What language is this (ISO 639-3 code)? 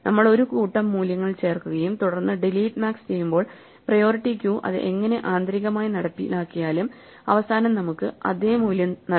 mal